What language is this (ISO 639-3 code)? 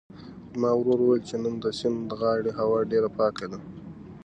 pus